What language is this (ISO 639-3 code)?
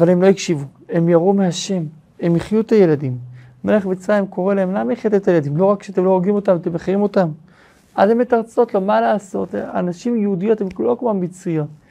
heb